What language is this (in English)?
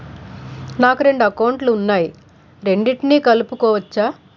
Telugu